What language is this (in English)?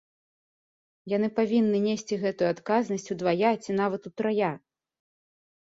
Belarusian